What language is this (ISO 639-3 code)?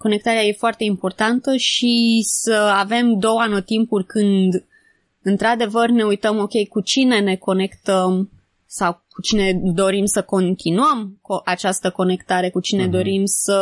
ron